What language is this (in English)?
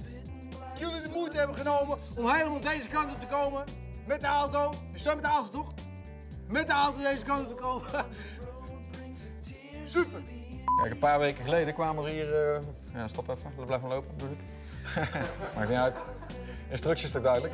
Dutch